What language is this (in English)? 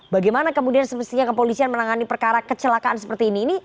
Indonesian